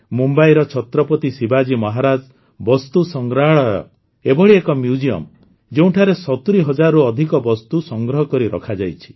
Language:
Odia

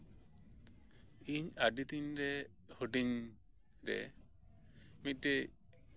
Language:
Santali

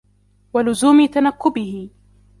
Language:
Arabic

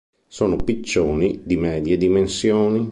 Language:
Italian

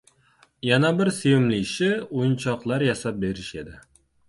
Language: Uzbek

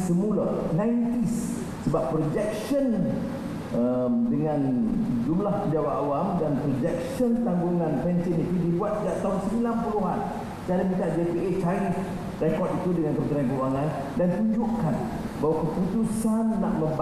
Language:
Malay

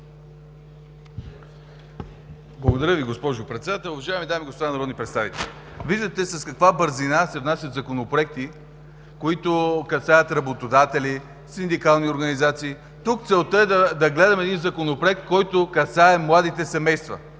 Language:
Bulgarian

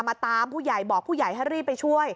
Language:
Thai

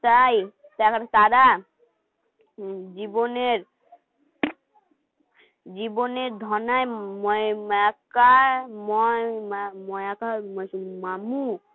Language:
Bangla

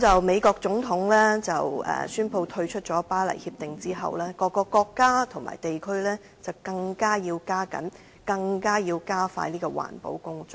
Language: Cantonese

